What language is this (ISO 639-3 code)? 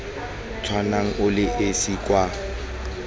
tsn